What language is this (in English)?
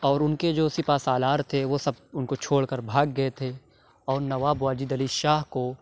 Urdu